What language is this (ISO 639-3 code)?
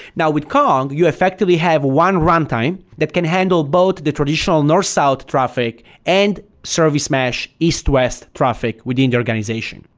eng